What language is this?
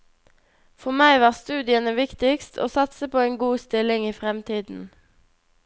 Norwegian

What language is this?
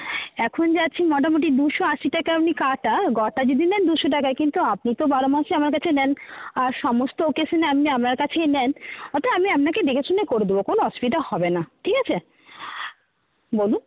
Bangla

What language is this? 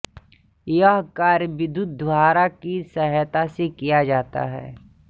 Hindi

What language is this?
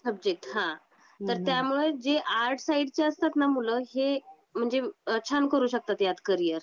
Marathi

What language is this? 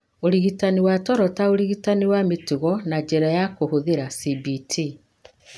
Kikuyu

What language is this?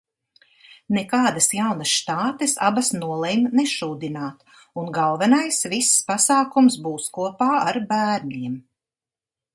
Latvian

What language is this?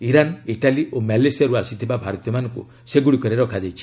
Odia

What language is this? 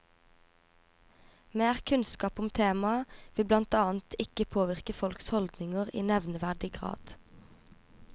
Norwegian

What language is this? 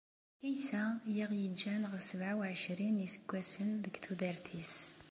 Kabyle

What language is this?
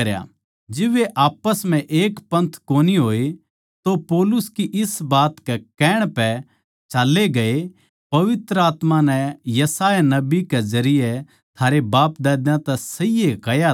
Haryanvi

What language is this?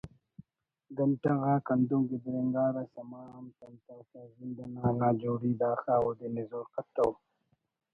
Brahui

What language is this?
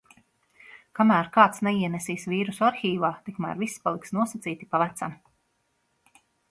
Latvian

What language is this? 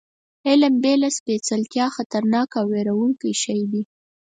Pashto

